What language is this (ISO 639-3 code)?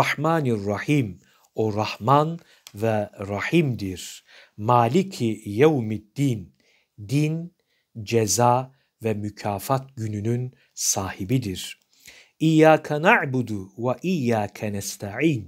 tur